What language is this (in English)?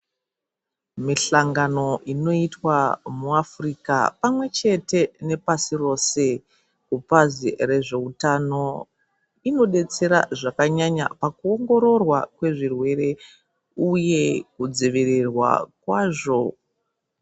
Ndau